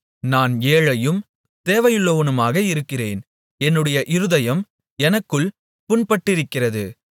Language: Tamil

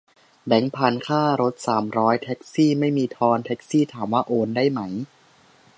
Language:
Thai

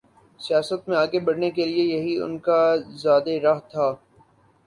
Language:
Urdu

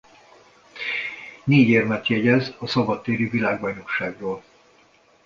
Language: Hungarian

